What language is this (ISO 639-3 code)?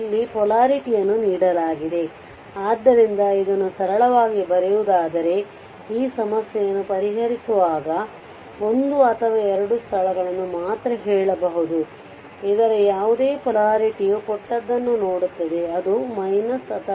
kan